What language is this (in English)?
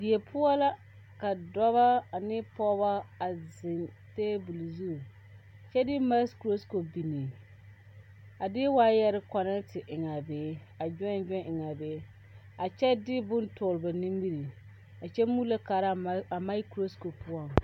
Southern Dagaare